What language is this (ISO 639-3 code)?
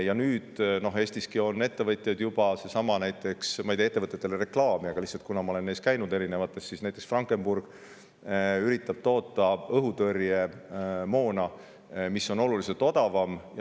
est